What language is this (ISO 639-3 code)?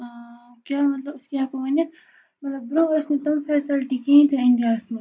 kas